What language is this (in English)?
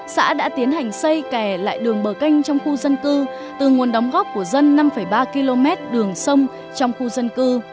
Vietnamese